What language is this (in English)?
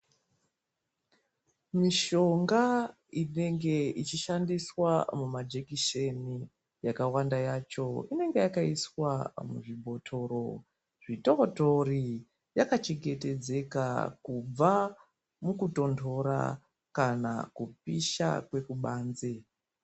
Ndau